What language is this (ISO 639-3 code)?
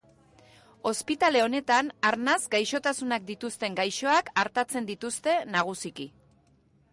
eus